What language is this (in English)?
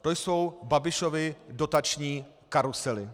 Czech